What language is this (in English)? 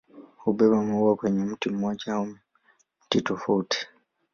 Swahili